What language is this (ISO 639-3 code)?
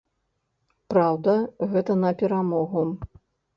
bel